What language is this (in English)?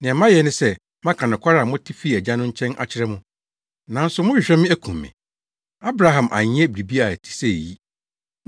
Akan